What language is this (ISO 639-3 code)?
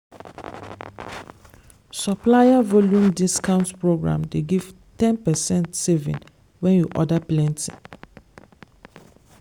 pcm